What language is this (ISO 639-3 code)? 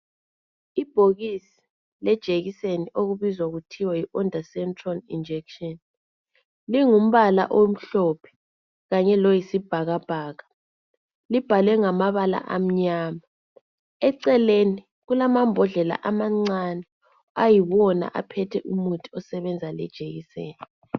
nde